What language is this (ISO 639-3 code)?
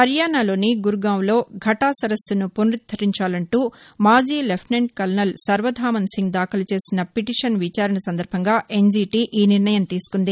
tel